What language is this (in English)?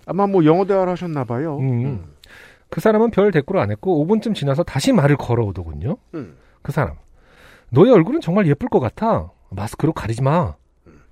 Korean